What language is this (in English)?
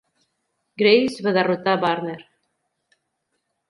Catalan